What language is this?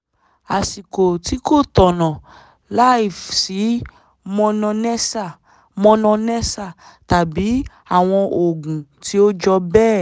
Yoruba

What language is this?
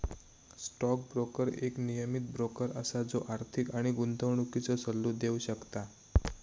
Marathi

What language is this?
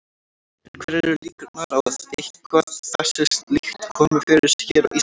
Icelandic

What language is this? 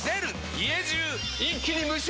Japanese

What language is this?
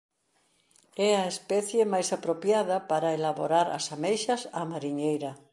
Galician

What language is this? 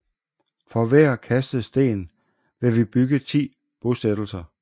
Danish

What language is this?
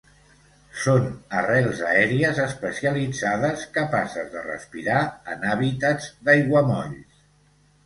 Catalan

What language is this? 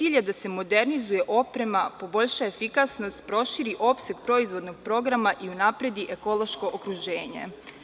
Serbian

